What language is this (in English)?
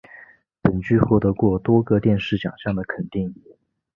Chinese